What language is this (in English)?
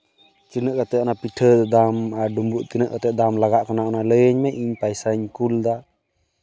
Santali